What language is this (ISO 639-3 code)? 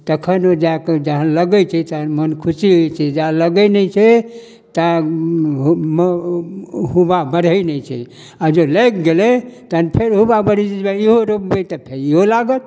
mai